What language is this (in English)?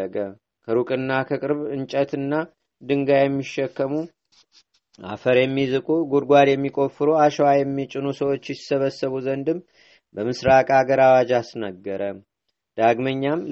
Amharic